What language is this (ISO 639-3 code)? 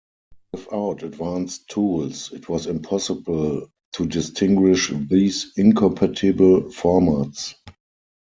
eng